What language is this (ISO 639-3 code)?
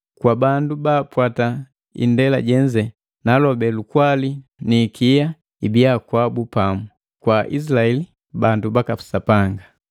mgv